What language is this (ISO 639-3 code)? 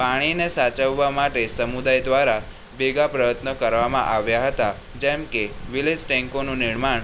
guj